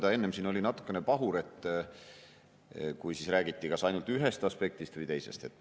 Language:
Estonian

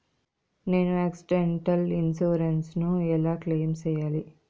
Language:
Telugu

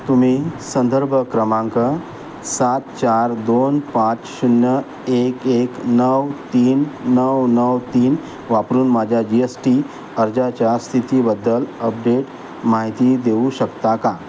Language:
Marathi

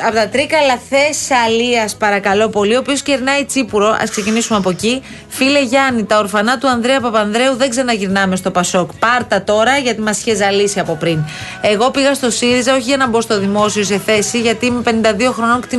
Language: Greek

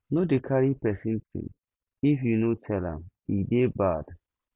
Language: Nigerian Pidgin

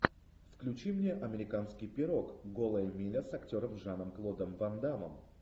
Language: Russian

